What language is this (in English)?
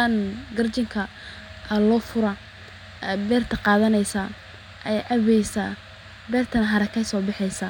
Somali